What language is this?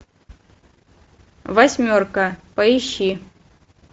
Russian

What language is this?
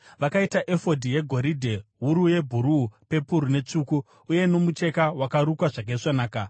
Shona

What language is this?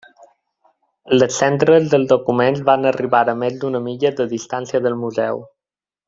Catalan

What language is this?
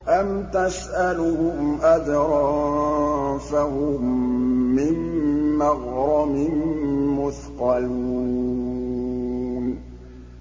Arabic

